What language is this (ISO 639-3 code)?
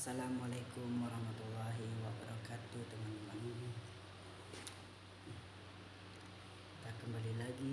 ind